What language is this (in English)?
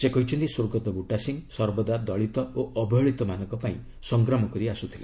Odia